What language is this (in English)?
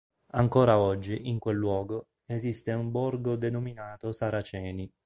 Italian